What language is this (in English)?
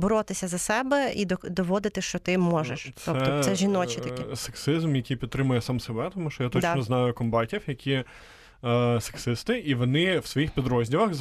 Ukrainian